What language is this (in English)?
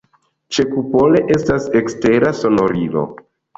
Esperanto